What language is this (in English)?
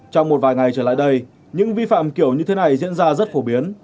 Vietnamese